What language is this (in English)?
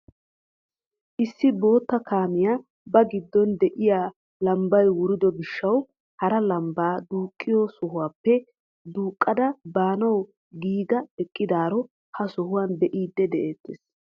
Wolaytta